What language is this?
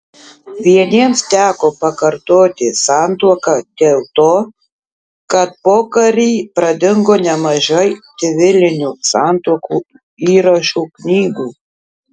Lithuanian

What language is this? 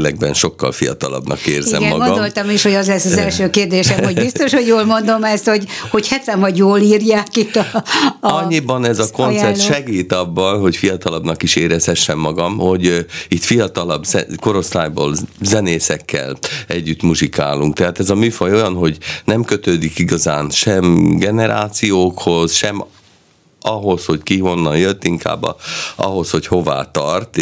Hungarian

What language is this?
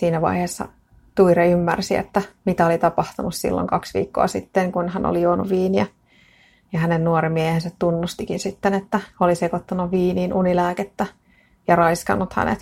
Finnish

